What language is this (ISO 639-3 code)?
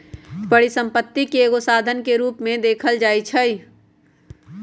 mag